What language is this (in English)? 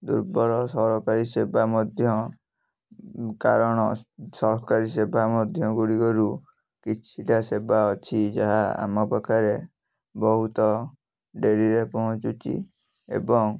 Odia